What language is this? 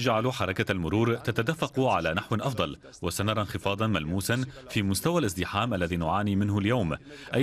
Arabic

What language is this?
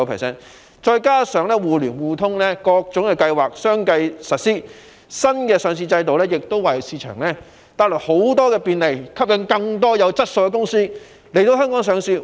Cantonese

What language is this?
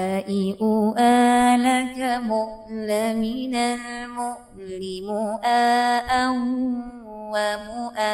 Malay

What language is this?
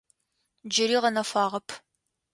Adyghe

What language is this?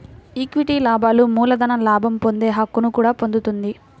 Telugu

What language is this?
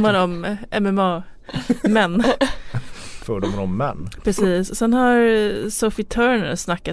Swedish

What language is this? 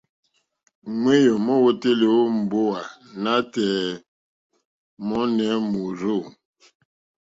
Mokpwe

